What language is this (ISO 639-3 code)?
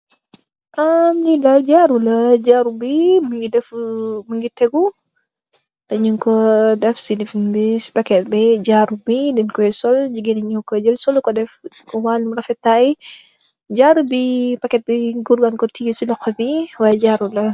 wol